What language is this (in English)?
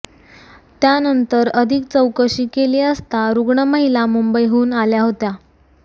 Marathi